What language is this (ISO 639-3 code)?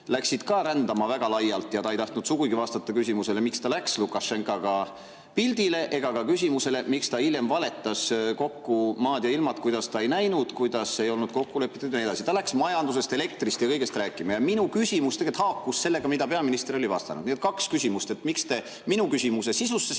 est